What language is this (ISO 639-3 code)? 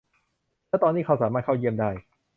tha